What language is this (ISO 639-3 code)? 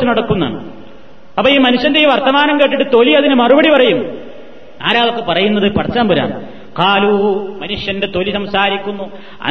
mal